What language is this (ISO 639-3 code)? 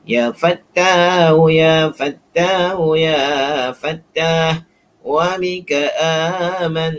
msa